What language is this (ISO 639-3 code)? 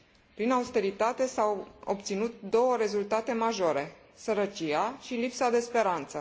ron